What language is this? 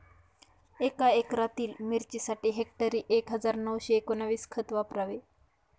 Marathi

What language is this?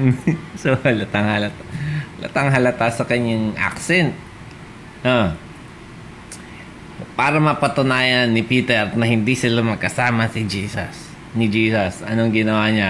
Filipino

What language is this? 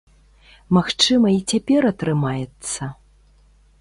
Belarusian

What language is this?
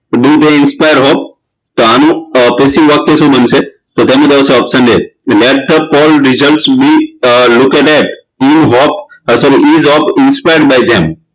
Gujarati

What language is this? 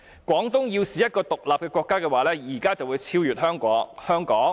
Cantonese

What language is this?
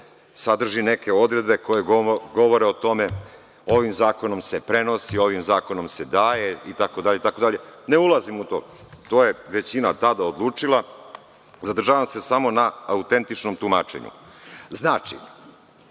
Serbian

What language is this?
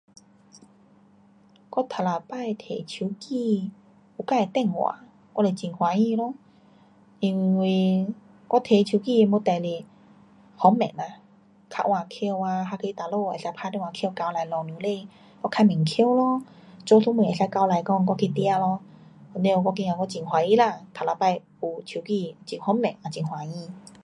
Pu-Xian Chinese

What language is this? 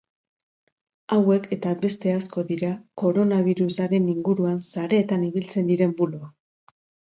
Basque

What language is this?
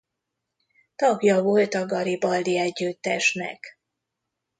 Hungarian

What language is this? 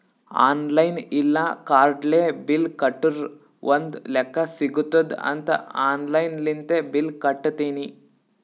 Kannada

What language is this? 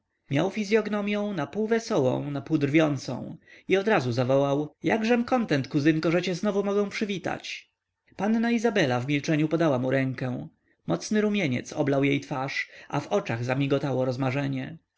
Polish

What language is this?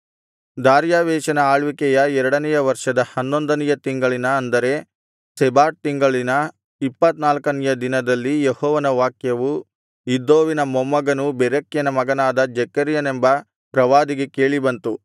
Kannada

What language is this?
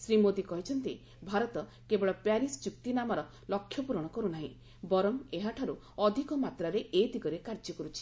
Odia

